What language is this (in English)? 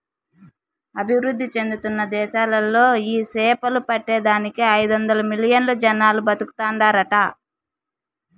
Telugu